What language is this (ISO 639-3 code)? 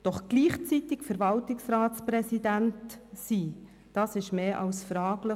gsw